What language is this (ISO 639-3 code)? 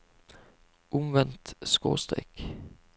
nor